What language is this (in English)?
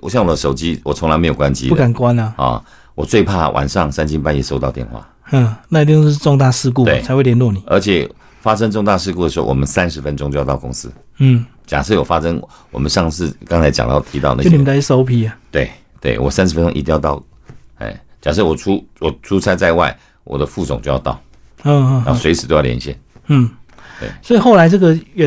Chinese